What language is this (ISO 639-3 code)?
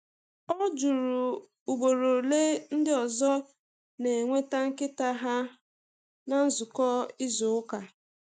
ibo